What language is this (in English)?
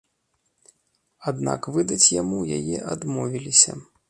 Belarusian